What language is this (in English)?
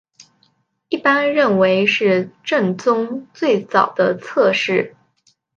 Chinese